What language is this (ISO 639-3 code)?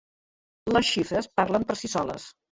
cat